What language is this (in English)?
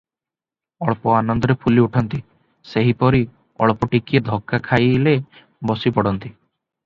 Odia